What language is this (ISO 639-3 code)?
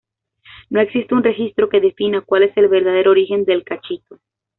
spa